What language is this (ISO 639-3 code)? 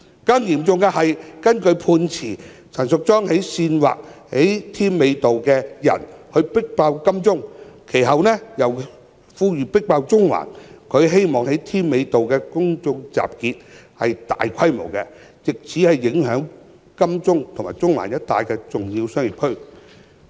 yue